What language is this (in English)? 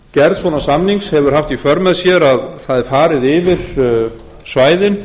Icelandic